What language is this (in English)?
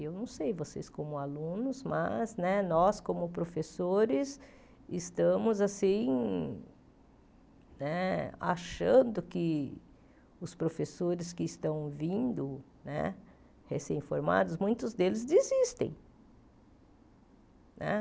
Portuguese